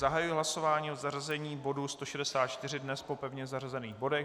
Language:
Czech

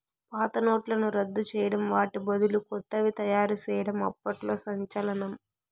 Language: Telugu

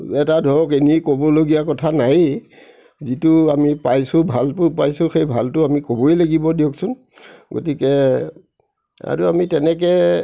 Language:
Assamese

